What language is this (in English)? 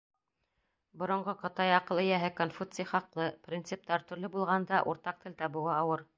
Bashkir